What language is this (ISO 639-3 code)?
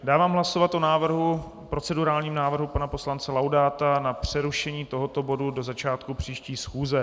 ces